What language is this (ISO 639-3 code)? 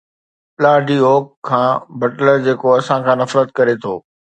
snd